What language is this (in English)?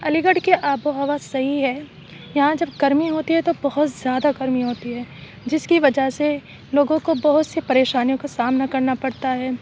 Urdu